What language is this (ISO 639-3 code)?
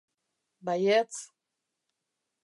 eus